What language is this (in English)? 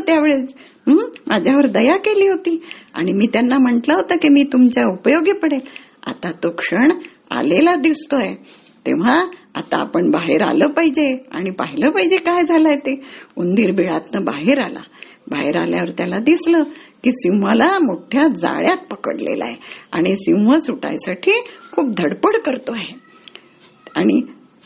Marathi